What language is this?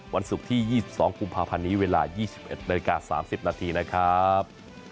Thai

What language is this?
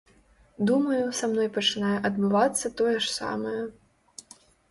Belarusian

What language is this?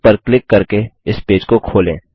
Hindi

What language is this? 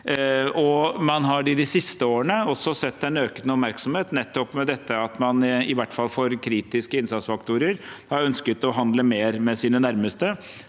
Norwegian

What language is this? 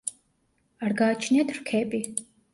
Georgian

